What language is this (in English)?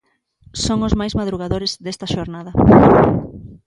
Galician